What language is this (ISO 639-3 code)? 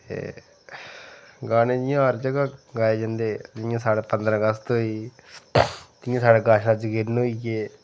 doi